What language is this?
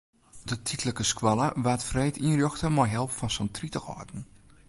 Western Frisian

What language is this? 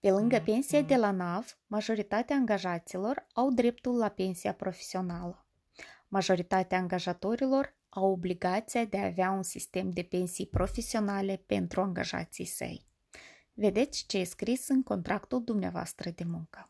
Romanian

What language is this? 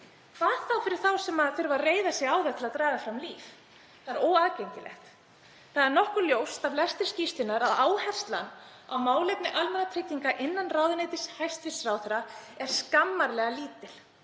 Icelandic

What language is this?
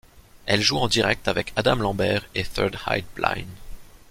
French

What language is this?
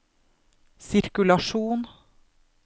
Norwegian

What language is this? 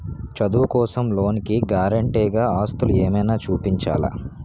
Telugu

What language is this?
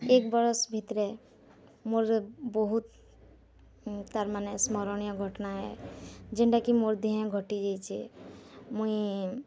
Odia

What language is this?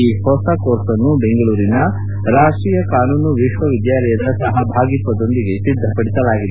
Kannada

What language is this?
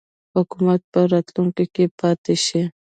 Pashto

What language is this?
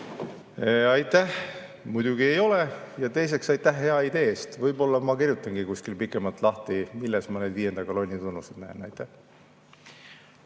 Estonian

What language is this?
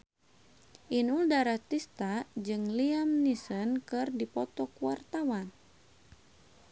Sundanese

